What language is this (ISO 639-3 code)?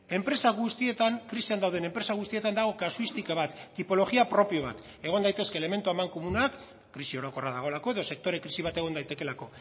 eus